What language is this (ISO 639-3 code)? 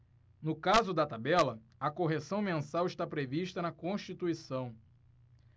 por